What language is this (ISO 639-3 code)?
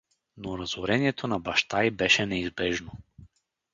bul